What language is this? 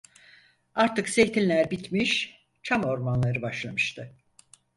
Turkish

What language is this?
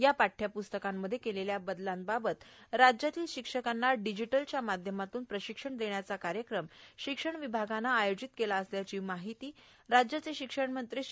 Marathi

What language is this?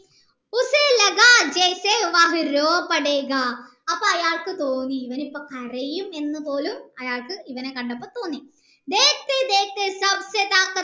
Malayalam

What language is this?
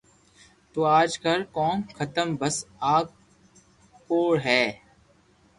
Loarki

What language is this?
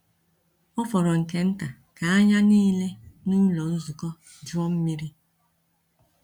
Igbo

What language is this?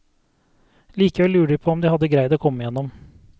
Norwegian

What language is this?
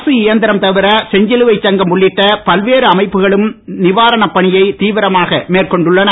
Tamil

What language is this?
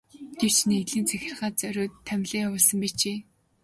Mongolian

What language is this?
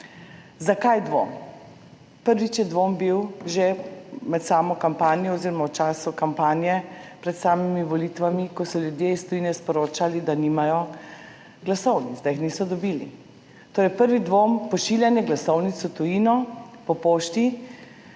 Slovenian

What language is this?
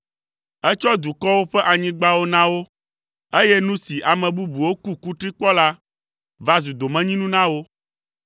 Ewe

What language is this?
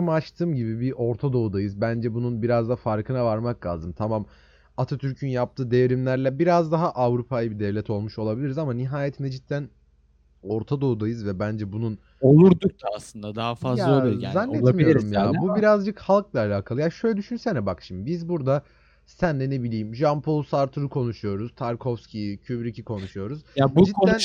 Turkish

